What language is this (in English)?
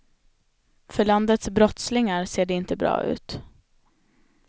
Swedish